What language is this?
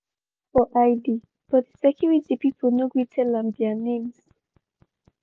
Nigerian Pidgin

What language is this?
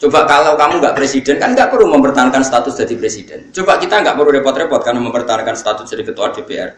Indonesian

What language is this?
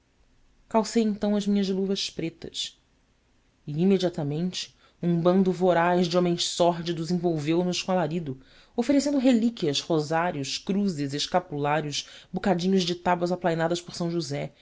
Portuguese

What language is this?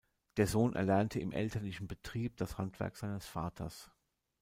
German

